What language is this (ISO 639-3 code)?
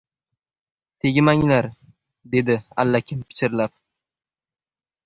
uzb